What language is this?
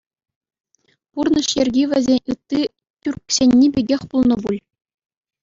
Chuvash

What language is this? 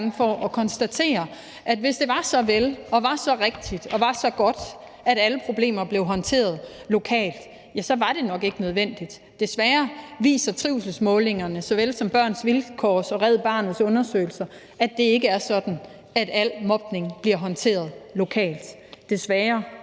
Danish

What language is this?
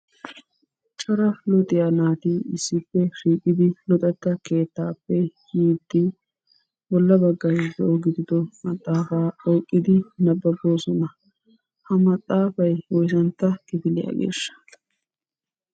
Wolaytta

